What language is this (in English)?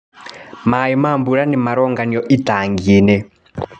Kikuyu